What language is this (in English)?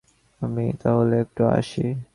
Bangla